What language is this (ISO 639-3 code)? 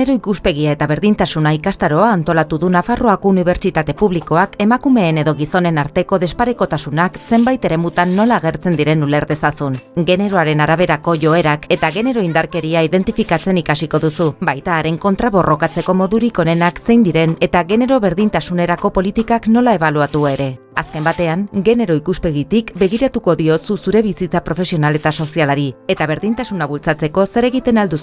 eus